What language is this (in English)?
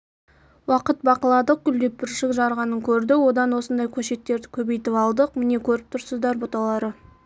Kazakh